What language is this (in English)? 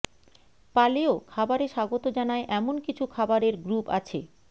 Bangla